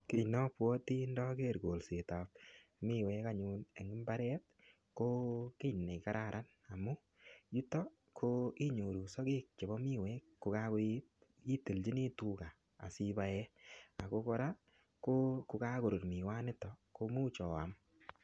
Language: Kalenjin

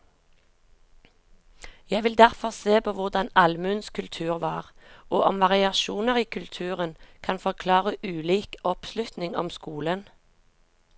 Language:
Norwegian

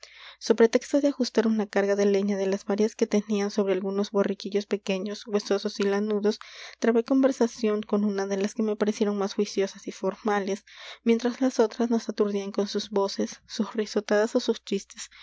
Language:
Spanish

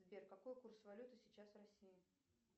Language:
Russian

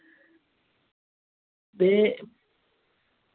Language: Dogri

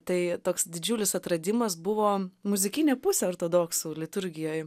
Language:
Lithuanian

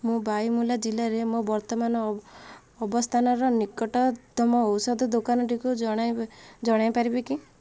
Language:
Odia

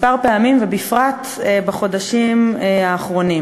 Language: Hebrew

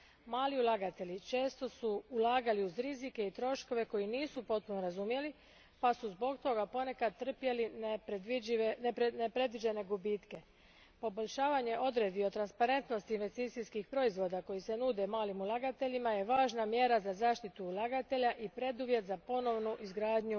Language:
Croatian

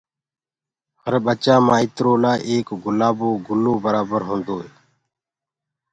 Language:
Gurgula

